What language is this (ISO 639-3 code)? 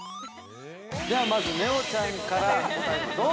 jpn